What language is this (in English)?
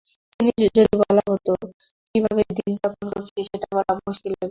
Bangla